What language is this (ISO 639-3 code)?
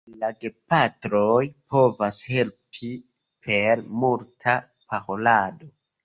epo